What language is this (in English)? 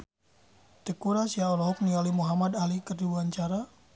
Sundanese